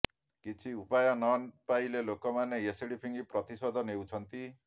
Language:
Odia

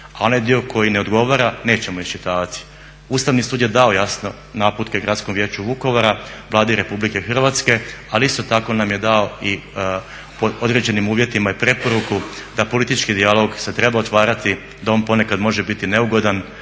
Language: Croatian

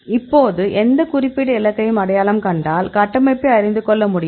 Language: Tamil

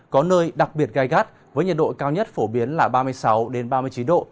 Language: Vietnamese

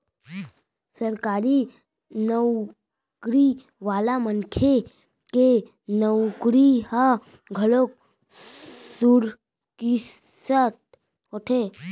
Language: Chhattisgarhi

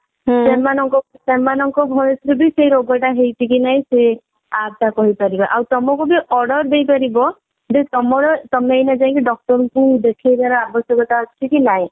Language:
Odia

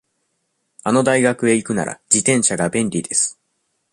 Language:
Japanese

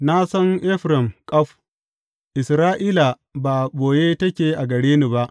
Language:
Hausa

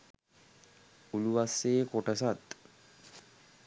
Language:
Sinhala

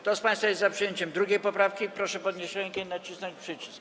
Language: Polish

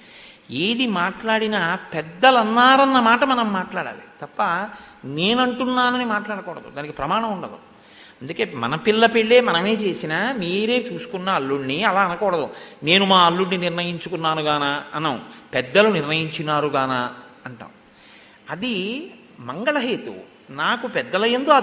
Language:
Telugu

